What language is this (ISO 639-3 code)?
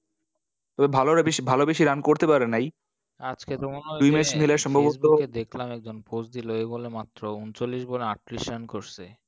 ben